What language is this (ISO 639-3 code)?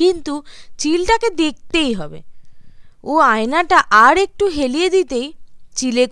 ben